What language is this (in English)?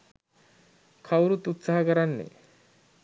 Sinhala